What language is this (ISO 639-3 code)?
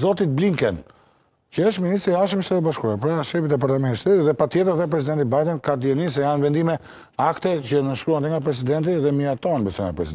ron